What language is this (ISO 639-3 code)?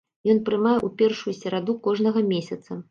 bel